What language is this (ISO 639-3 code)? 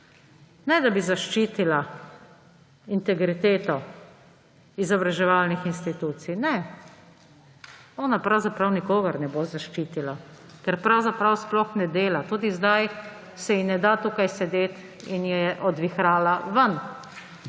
slv